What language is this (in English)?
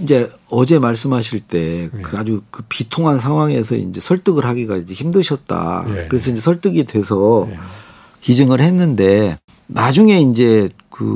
Korean